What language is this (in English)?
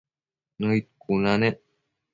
Matsés